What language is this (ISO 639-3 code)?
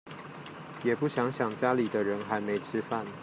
zho